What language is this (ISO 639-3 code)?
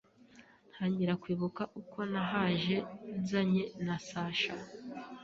kin